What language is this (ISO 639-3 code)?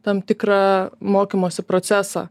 lit